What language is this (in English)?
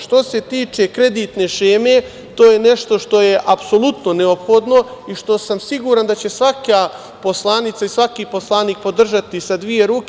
Serbian